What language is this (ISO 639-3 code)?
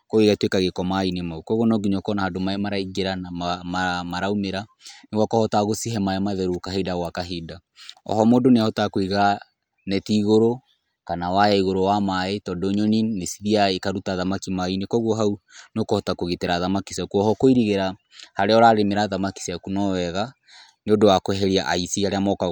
kik